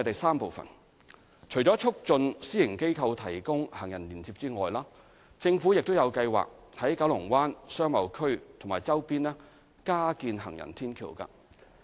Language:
Cantonese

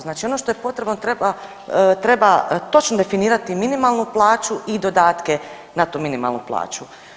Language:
Croatian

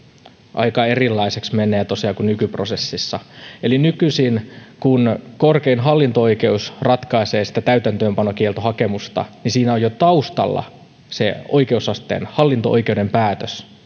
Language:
Finnish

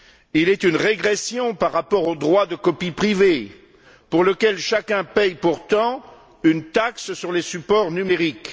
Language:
French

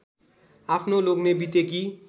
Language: Nepali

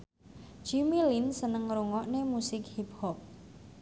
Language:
Javanese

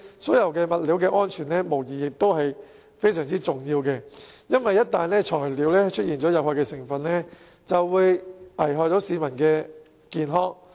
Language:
Cantonese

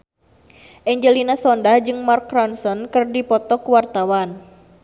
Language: Sundanese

